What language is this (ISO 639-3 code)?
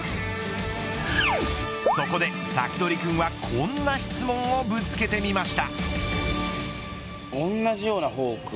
jpn